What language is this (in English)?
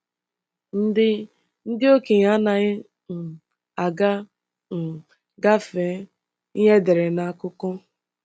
Igbo